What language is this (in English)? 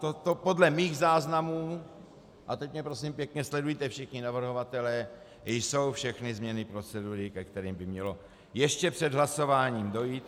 Czech